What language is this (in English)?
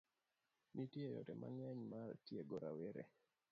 Luo (Kenya and Tanzania)